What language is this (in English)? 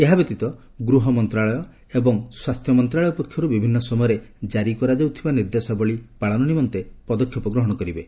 Odia